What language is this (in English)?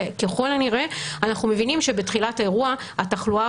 Hebrew